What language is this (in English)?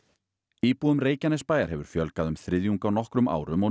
Icelandic